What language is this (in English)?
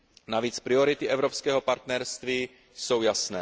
Czech